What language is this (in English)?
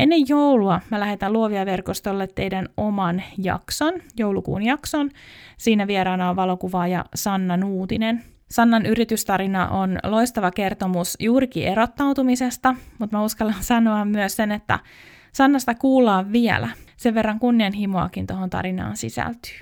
Finnish